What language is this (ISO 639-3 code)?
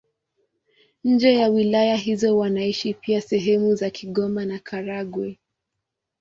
swa